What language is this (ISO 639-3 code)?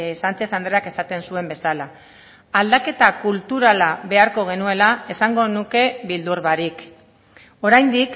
eus